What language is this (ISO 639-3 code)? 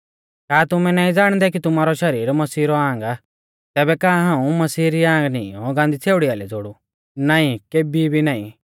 bfz